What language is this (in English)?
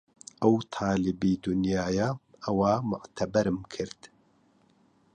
Central Kurdish